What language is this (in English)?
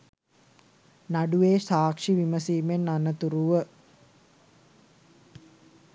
Sinhala